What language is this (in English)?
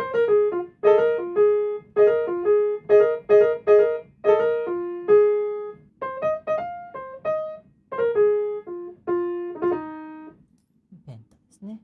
Japanese